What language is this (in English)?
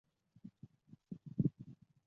Chinese